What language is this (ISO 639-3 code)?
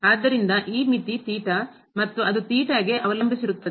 kan